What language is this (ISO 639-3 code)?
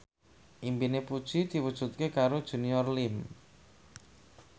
jav